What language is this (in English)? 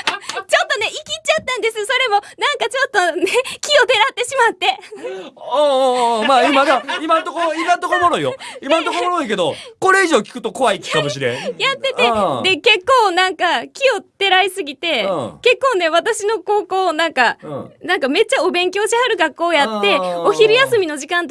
Japanese